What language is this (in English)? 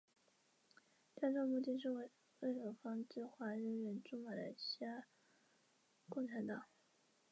Chinese